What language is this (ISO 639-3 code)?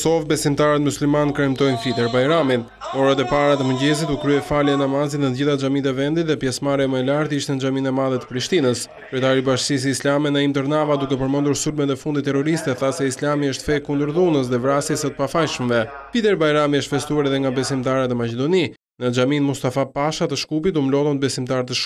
nld